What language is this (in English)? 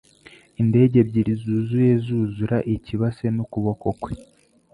Kinyarwanda